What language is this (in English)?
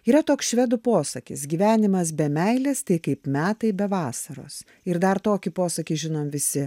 Lithuanian